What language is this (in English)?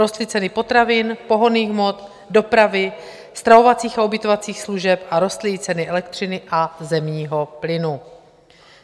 Czech